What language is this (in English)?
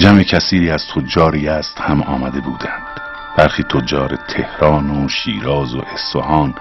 Persian